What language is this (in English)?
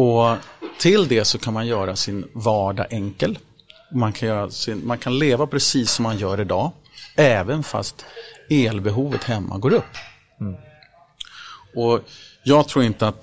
Swedish